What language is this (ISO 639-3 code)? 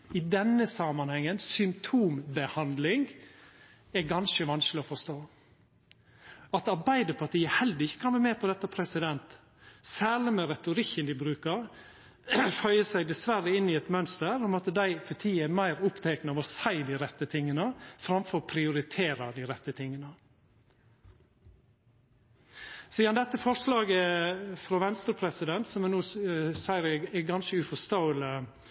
nno